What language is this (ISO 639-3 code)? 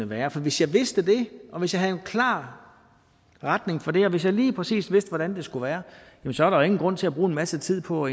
dan